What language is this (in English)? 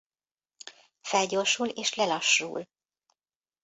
Hungarian